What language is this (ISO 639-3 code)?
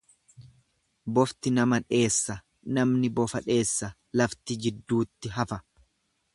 orm